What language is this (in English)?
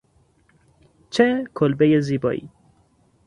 Persian